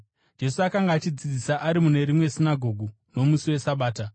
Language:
Shona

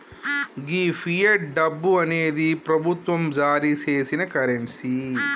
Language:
Telugu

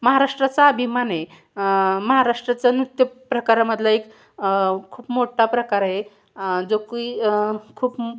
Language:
Marathi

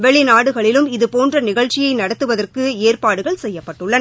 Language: Tamil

